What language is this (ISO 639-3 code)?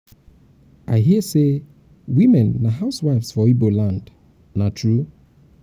pcm